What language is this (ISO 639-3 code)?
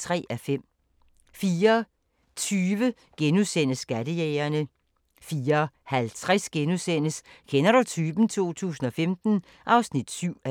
dan